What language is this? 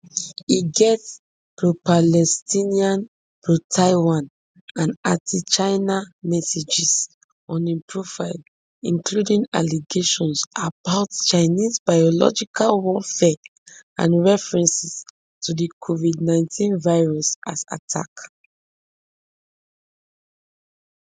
Nigerian Pidgin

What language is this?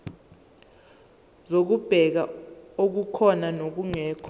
Zulu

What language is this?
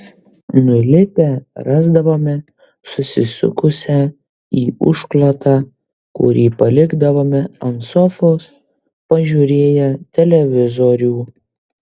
Lithuanian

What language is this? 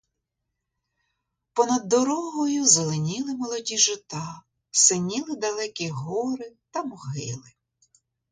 Ukrainian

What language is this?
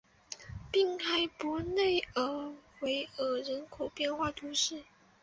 Chinese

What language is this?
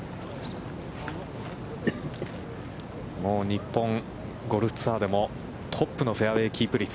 Japanese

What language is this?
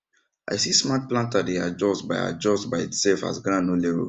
Nigerian Pidgin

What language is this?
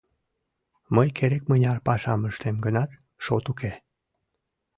Mari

